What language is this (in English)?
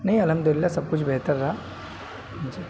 Urdu